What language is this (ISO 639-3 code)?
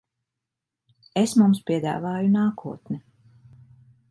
lav